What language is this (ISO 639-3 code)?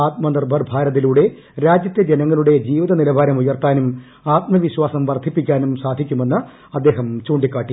mal